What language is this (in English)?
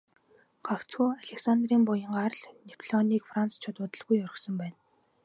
Mongolian